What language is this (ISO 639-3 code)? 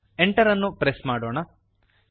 kan